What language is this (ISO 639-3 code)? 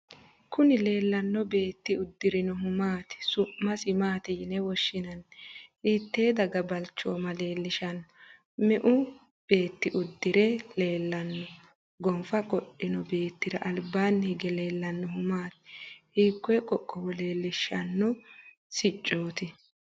sid